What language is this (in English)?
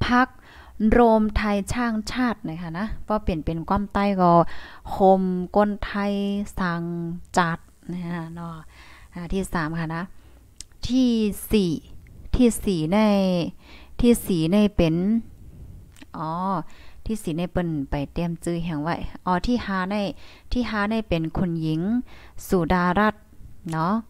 Thai